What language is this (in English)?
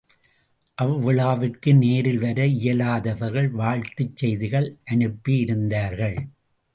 Tamil